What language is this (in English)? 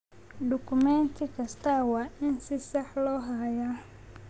Somali